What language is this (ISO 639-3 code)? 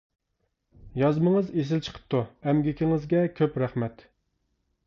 uig